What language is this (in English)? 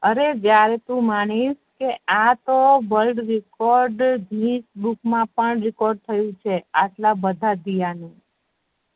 Gujarati